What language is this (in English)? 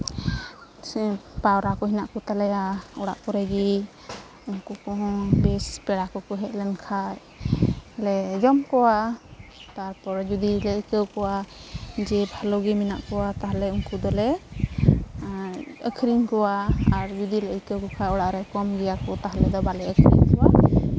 Santali